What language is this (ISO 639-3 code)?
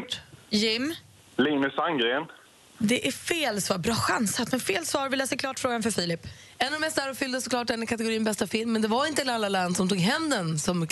swe